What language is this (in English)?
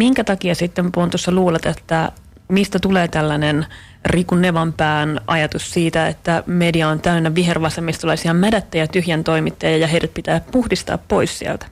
Finnish